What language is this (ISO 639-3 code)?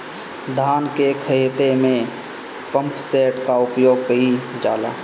bho